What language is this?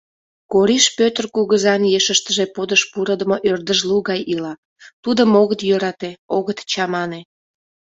Mari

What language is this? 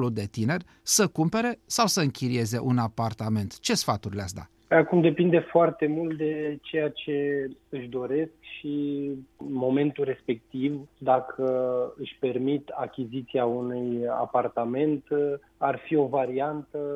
Romanian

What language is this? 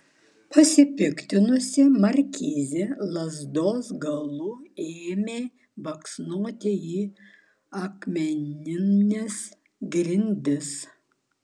Lithuanian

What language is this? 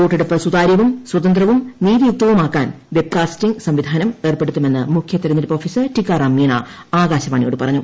Malayalam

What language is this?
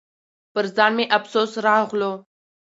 Pashto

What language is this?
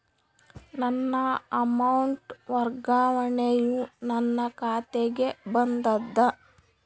Kannada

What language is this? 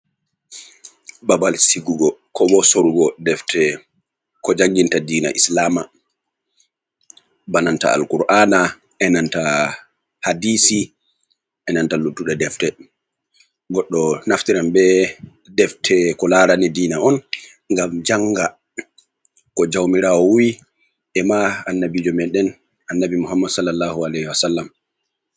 Fula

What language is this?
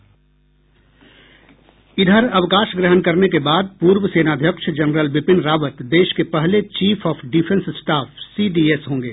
Hindi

